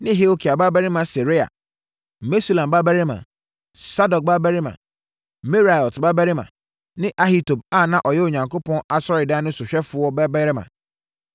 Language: Akan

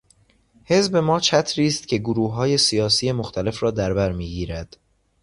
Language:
Persian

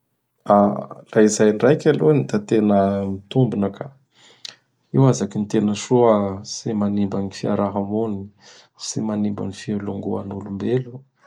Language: Bara Malagasy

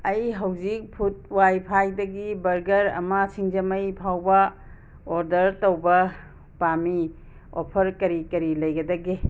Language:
Manipuri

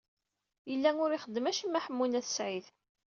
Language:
Kabyle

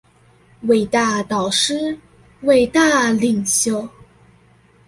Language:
Chinese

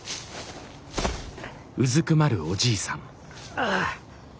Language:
Japanese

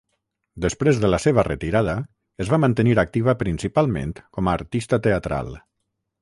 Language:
Catalan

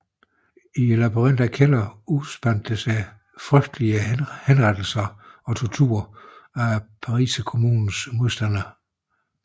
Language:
Danish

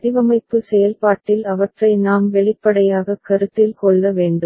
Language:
Tamil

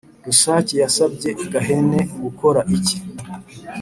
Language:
Kinyarwanda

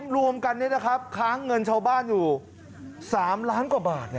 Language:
Thai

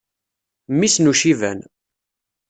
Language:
Kabyle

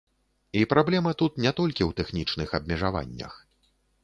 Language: Belarusian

